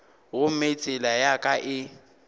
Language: Northern Sotho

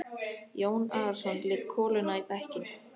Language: Icelandic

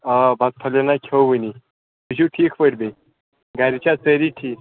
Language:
Kashmiri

